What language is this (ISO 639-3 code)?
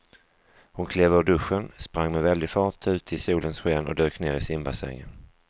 swe